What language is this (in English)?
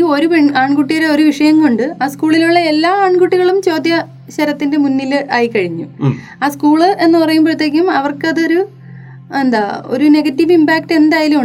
Malayalam